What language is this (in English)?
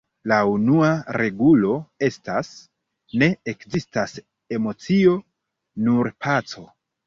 Esperanto